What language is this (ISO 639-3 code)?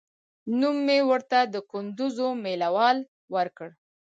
pus